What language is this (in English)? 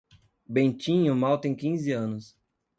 Portuguese